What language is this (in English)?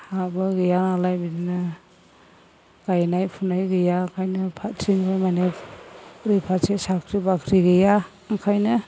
Bodo